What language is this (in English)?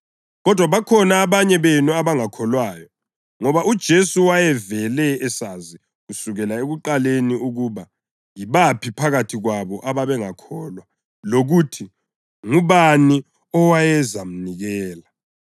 North Ndebele